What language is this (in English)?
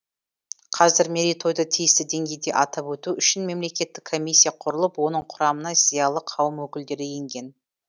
Kazakh